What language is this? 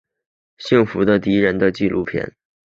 Chinese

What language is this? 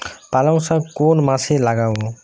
Bangla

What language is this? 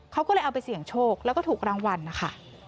Thai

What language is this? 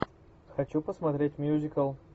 Russian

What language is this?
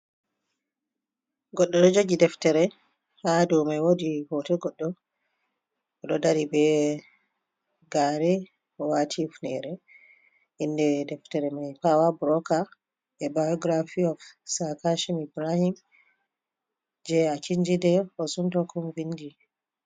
Fula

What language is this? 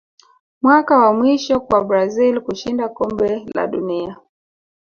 Swahili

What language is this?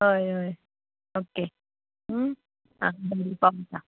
Konkani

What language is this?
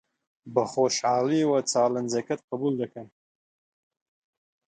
Central Kurdish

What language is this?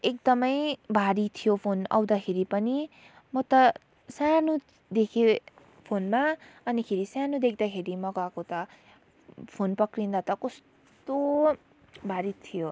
Nepali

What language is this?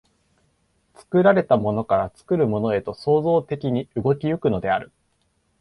Japanese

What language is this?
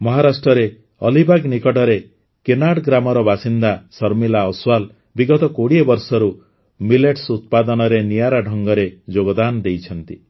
Odia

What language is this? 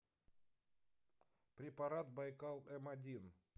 Russian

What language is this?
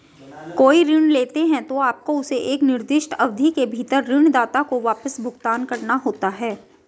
Hindi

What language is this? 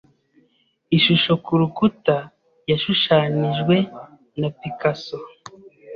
Kinyarwanda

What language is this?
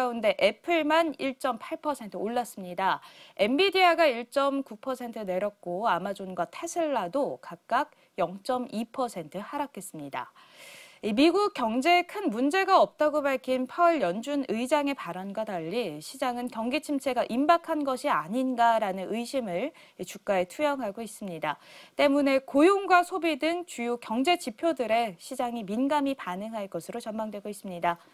Korean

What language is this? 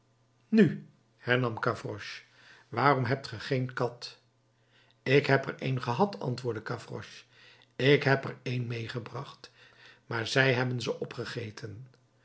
Dutch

